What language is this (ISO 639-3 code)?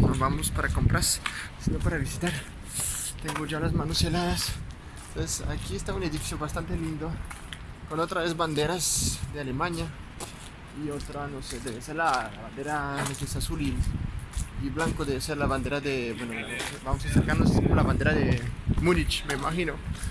spa